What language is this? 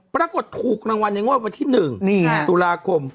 Thai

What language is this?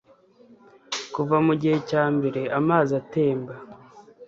Kinyarwanda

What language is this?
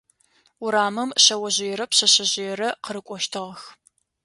Adyghe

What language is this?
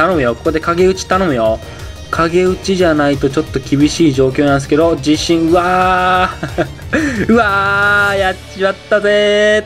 Japanese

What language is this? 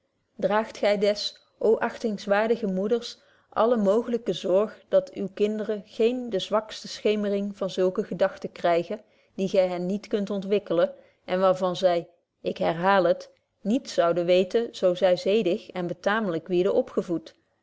Dutch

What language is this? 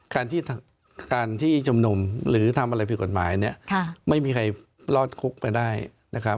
Thai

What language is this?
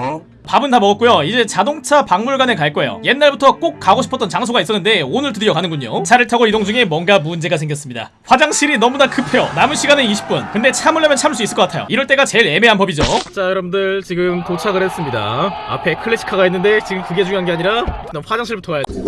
Korean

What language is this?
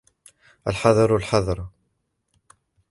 Arabic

